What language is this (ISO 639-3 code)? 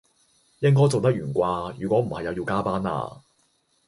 yue